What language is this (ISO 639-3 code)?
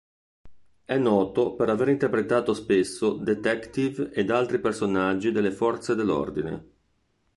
ita